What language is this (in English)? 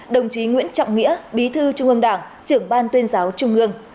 Vietnamese